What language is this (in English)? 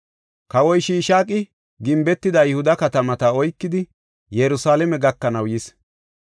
Gofa